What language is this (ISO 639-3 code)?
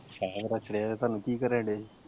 pan